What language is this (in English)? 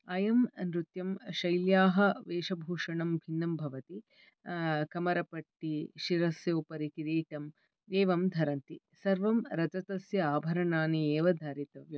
Sanskrit